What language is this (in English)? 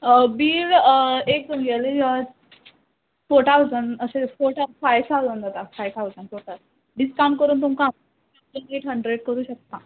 Konkani